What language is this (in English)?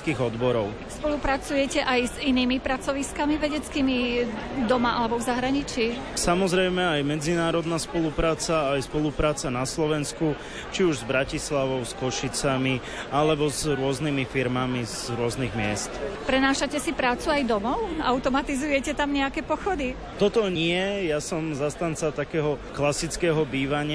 Slovak